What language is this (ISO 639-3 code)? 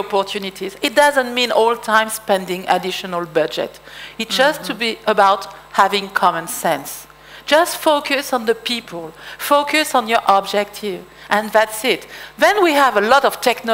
eng